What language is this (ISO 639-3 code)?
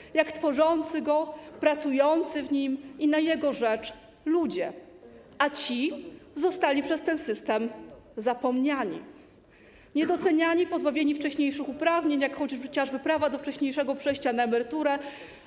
pol